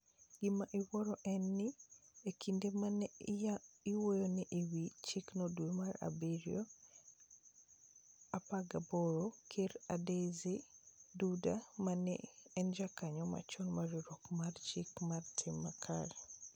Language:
Luo (Kenya and Tanzania)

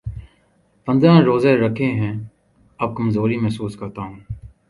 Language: Urdu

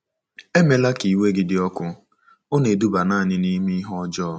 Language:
Igbo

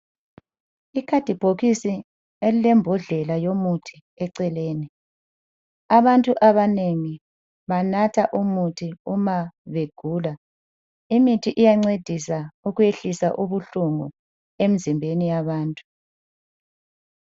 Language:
North Ndebele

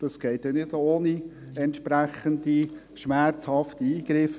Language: Swiss German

